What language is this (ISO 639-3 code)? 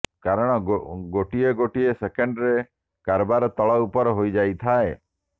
ori